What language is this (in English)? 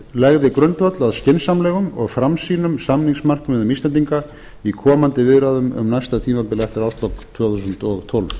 Icelandic